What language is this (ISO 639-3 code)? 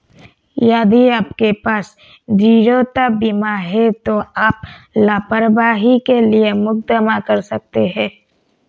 hin